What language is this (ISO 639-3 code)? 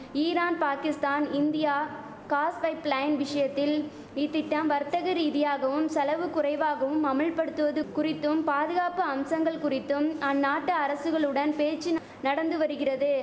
tam